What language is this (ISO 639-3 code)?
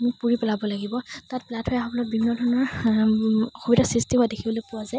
asm